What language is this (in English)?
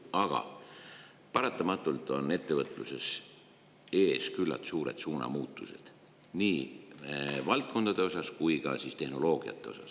Estonian